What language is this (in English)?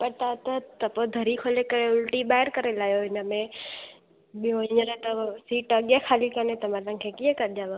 Sindhi